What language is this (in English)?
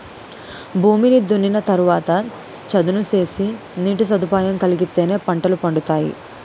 Telugu